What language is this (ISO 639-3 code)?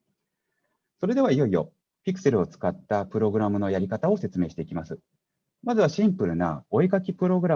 jpn